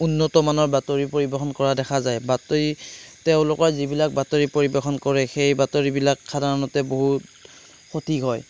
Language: Assamese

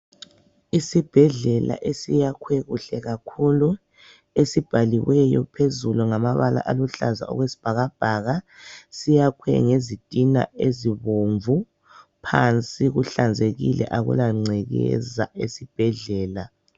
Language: North Ndebele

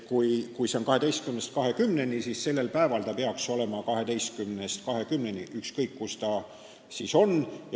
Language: Estonian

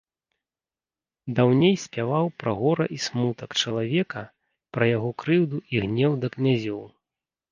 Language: Belarusian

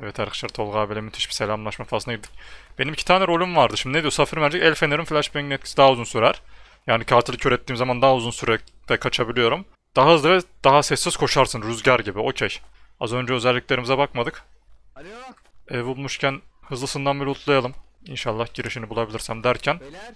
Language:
Turkish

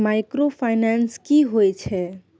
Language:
Maithili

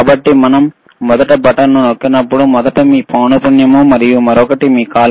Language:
Telugu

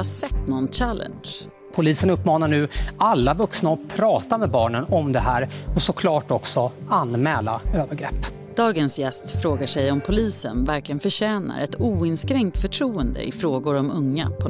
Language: Swedish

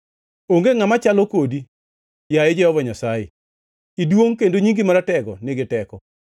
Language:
Luo (Kenya and Tanzania)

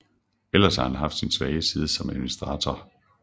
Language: Danish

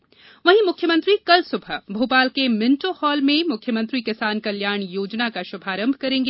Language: Hindi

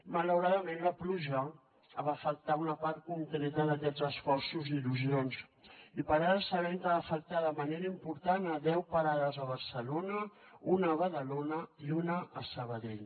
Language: Catalan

